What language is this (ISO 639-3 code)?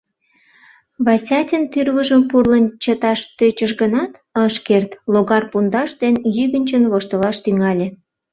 chm